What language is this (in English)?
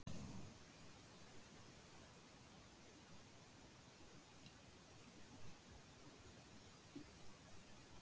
Icelandic